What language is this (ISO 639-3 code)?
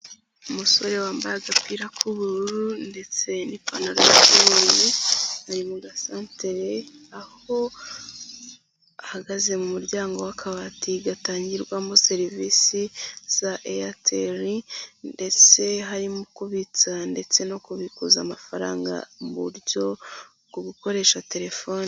kin